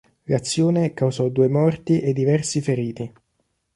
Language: Italian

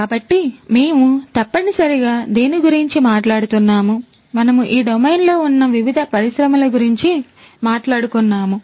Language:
Telugu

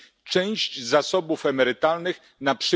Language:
Polish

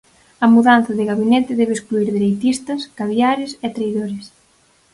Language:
Galician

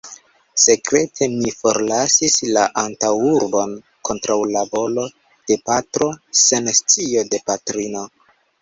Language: Esperanto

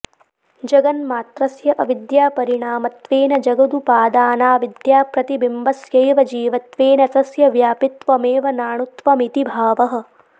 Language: Sanskrit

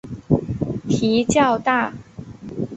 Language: Chinese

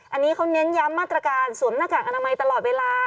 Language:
Thai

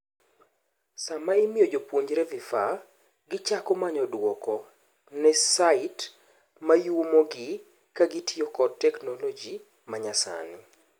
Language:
Luo (Kenya and Tanzania)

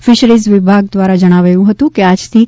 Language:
Gujarati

